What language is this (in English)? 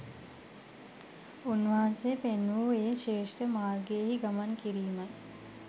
Sinhala